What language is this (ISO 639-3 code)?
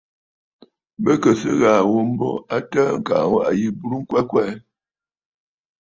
bfd